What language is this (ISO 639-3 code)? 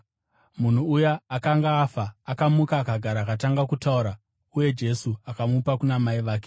sna